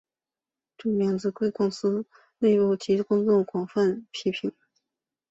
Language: Chinese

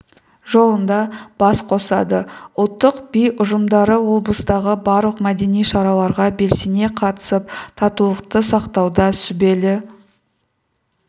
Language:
Kazakh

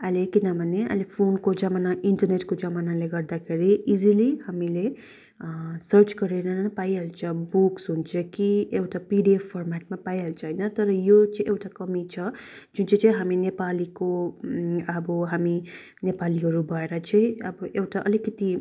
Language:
Nepali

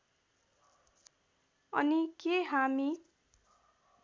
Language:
Nepali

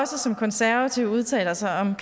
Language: Danish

